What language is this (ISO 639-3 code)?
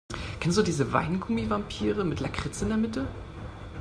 deu